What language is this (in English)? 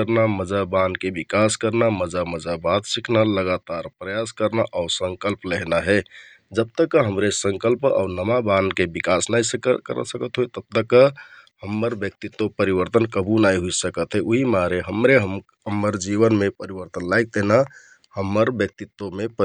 Kathoriya Tharu